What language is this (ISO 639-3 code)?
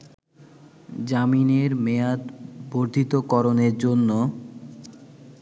ben